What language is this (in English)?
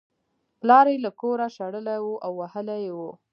Pashto